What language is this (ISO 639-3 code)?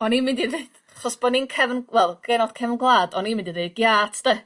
cym